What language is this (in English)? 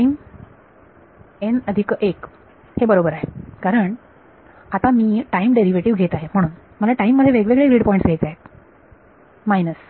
Marathi